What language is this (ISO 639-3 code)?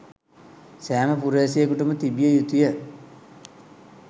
sin